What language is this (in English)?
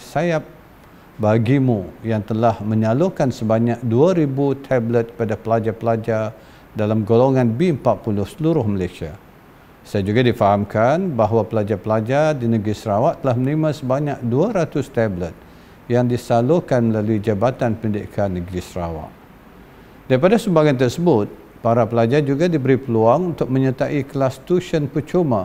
Malay